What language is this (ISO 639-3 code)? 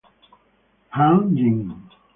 eng